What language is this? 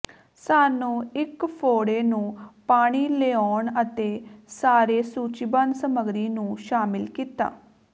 Punjabi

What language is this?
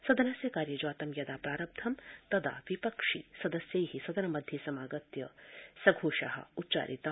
Sanskrit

